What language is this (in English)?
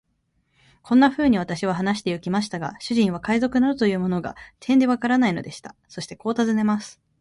Japanese